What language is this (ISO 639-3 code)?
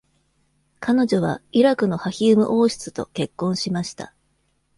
jpn